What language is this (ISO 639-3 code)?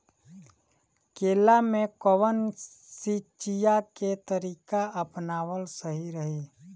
bho